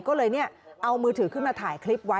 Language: Thai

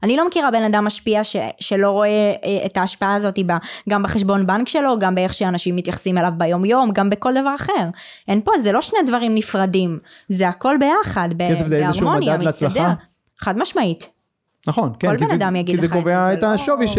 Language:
Hebrew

